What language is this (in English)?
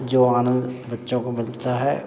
Hindi